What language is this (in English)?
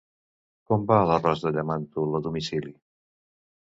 Catalan